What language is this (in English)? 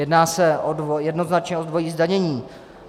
Czech